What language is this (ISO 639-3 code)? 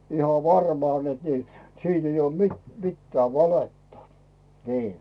fin